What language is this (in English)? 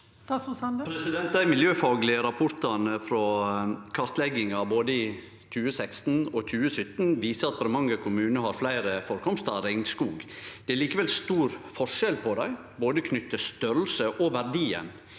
Norwegian